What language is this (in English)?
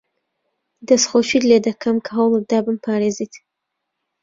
Central Kurdish